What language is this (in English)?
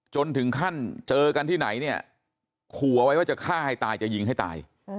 Thai